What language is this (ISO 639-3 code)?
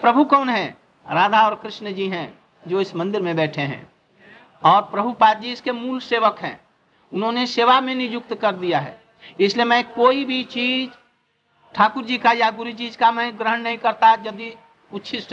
hin